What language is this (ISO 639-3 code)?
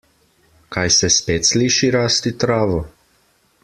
slv